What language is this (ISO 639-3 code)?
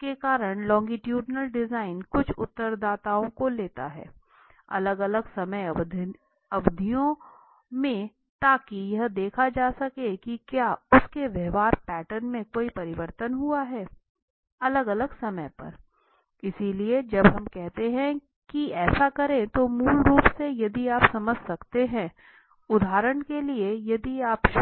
hin